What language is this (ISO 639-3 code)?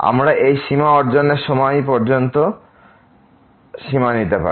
ben